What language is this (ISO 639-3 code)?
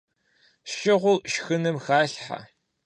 kbd